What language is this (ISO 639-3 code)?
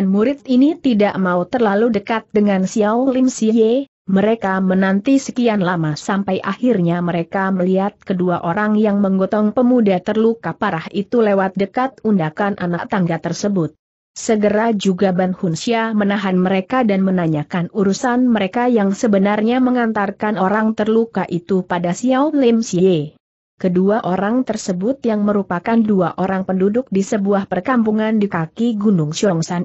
ind